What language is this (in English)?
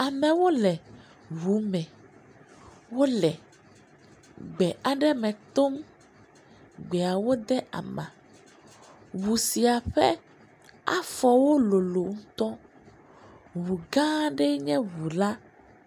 Ewe